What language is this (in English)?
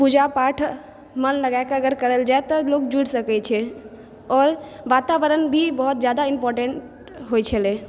Maithili